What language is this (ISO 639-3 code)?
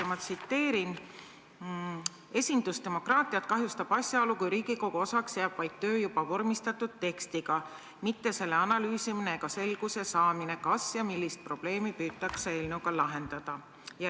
est